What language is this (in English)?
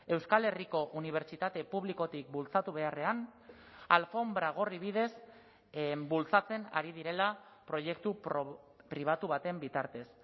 Basque